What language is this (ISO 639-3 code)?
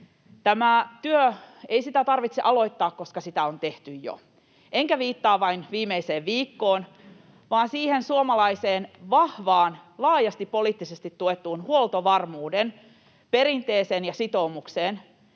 fin